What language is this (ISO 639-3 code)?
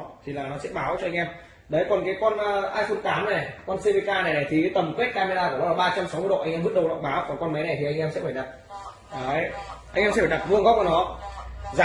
vie